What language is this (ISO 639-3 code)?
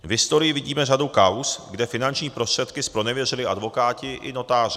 ces